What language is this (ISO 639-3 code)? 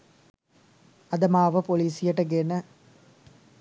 sin